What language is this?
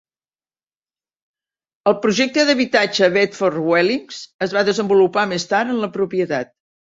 Catalan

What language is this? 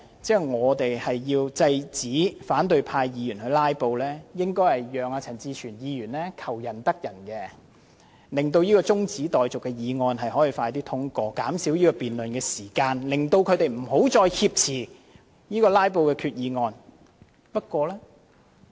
Cantonese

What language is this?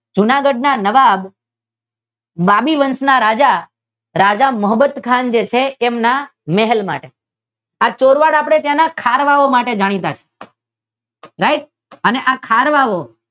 Gujarati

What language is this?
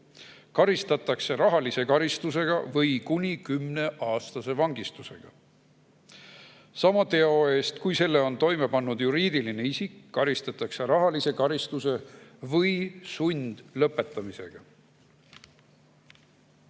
Estonian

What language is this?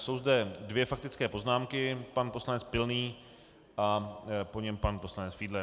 Czech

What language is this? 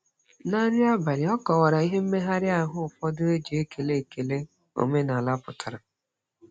Igbo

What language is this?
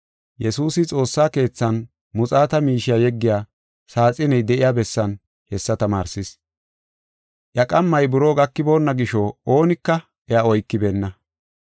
Gofa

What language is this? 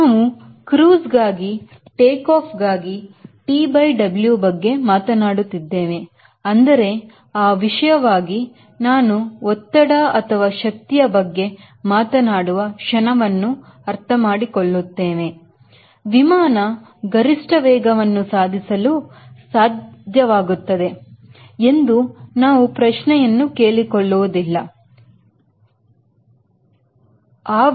Kannada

